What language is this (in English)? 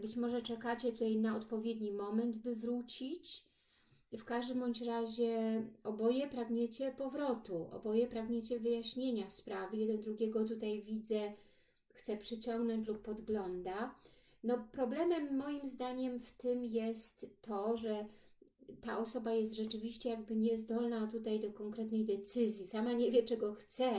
Polish